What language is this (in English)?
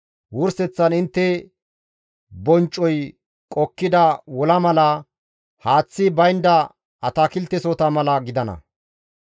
Gamo